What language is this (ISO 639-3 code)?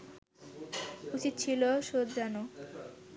ben